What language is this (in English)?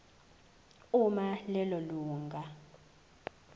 Zulu